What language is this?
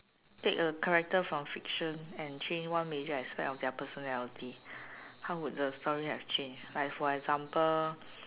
English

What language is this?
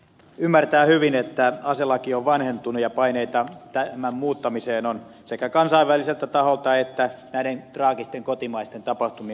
Finnish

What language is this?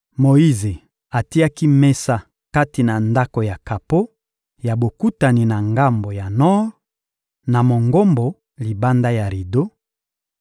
Lingala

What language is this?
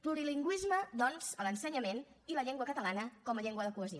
Catalan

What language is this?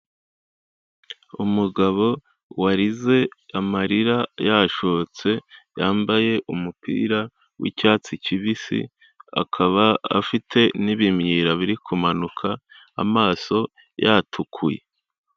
Kinyarwanda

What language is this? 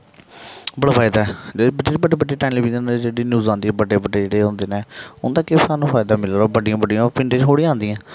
Dogri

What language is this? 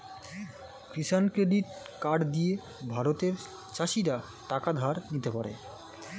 Bangla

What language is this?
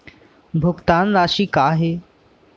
Chhattisgarhi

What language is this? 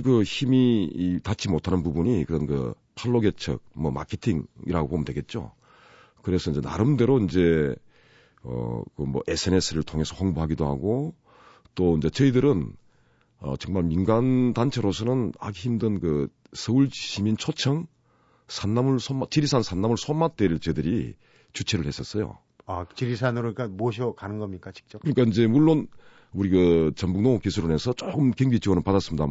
Korean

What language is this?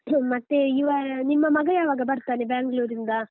Kannada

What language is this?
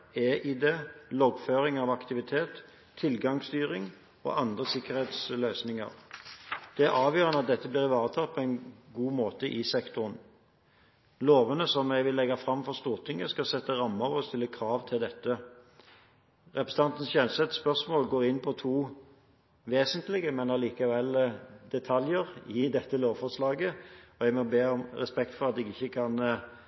Norwegian Bokmål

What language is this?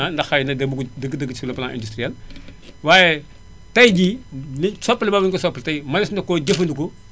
Wolof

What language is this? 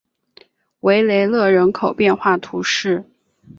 Chinese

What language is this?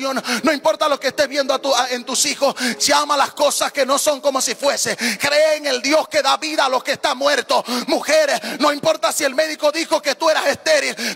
Spanish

